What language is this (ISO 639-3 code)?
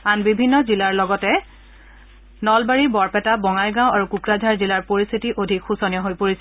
asm